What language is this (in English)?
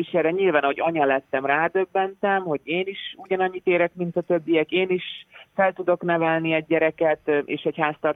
Hungarian